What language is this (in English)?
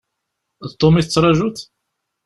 Kabyle